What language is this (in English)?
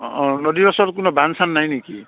Assamese